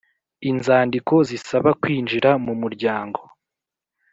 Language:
Kinyarwanda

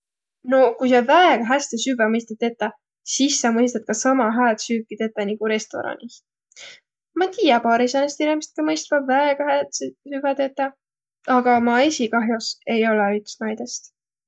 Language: Võro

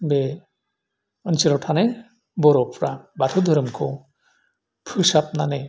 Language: Bodo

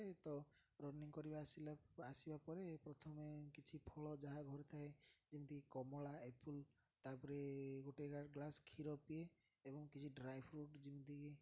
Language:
Odia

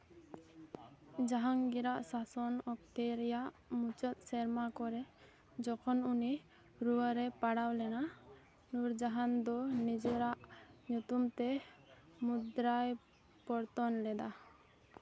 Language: Santali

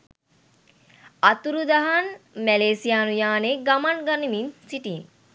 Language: Sinhala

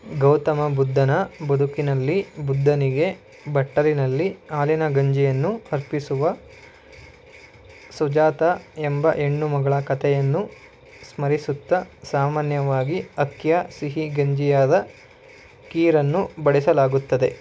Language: Kannada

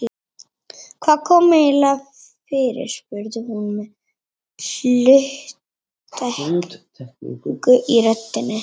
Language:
Icelandic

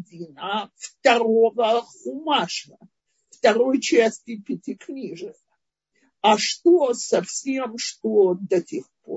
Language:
Russian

